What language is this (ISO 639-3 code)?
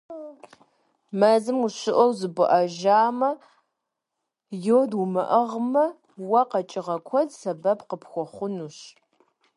kbd